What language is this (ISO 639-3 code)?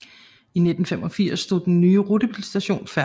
dan